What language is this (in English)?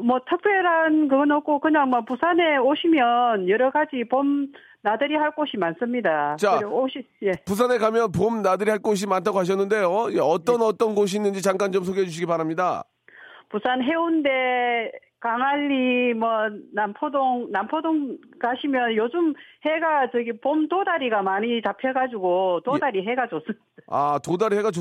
Korean